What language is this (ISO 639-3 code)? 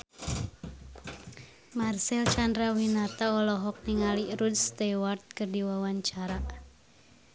sun